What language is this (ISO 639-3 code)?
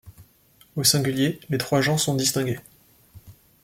fra